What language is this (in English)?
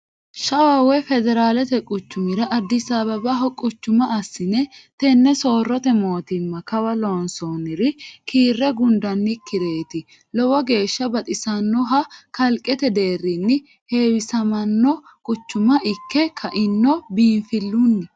Sidamo